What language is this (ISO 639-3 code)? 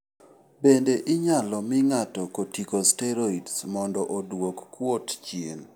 luo